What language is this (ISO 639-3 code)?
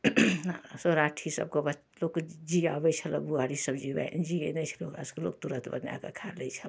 mai